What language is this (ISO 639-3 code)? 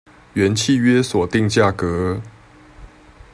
zho